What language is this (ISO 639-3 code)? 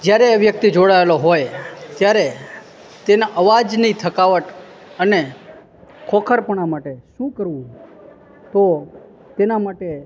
guj